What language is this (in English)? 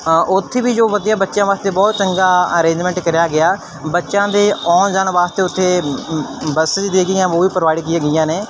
Punjabi